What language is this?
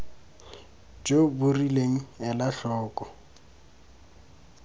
Tswana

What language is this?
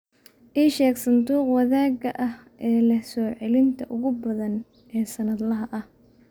Somali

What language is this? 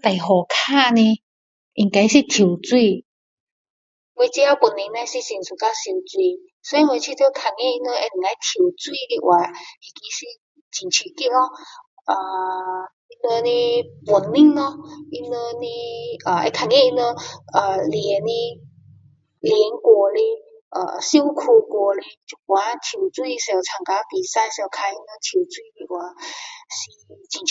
Min Dong Chinese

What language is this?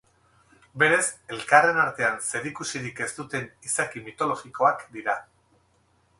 Basque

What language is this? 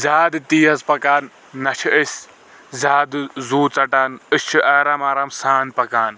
Kashmiri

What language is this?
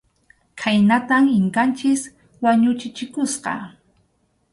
Arequipa-La Unión Quechua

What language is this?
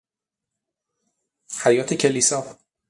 Persian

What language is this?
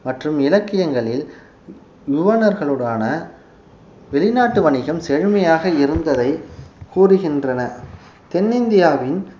Tamil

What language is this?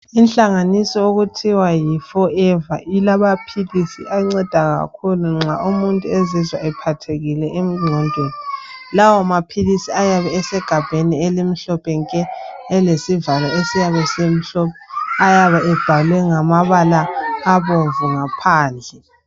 North Ndebele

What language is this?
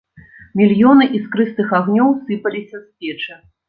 Belarusian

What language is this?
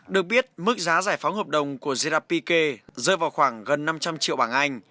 Vietnamese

